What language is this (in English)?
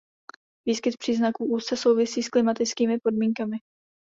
Czech